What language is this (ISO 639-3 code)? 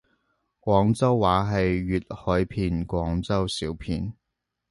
yue